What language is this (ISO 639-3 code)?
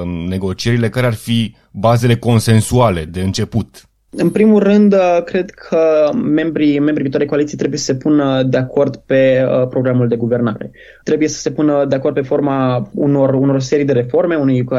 ron